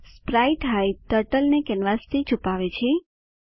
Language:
Gujarati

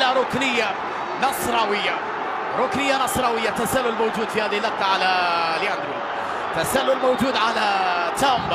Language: Arabic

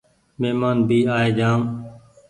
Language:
Goaria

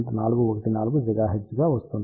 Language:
Telugu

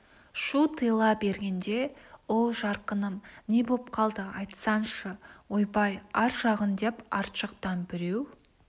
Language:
Kazakh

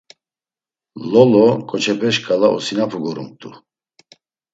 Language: Laz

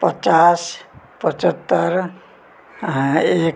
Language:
Nepali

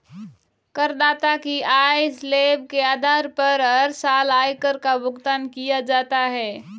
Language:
Hindi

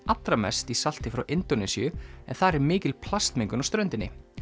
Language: Icelandic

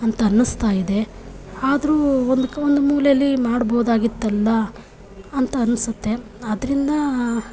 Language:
Kannada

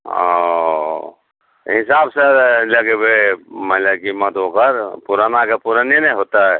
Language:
Maithili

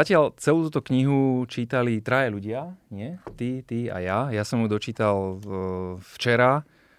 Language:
Slovak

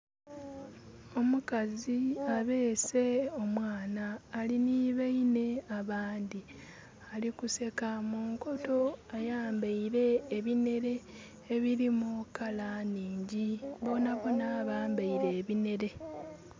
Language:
Soga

